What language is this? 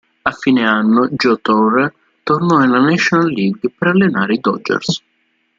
Italian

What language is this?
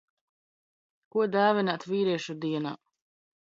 Latvian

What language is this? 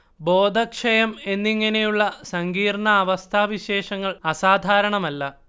Malayalam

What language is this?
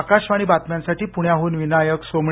Marathi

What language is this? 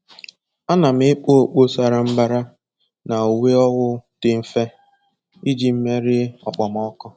Igbo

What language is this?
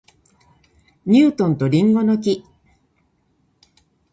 Japanese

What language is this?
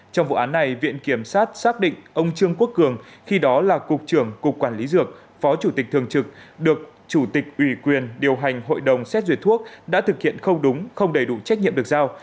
Vietnamese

